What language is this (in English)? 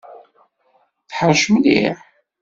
Kabyle